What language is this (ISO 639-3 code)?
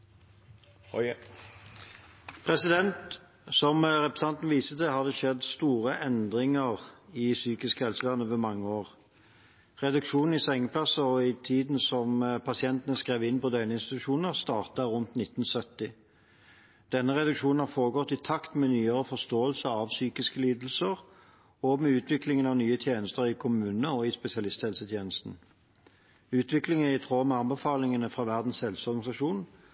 nob